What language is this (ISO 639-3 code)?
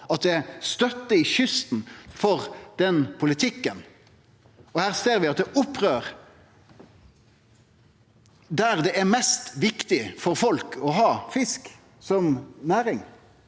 nor